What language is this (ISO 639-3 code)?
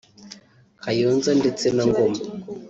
kin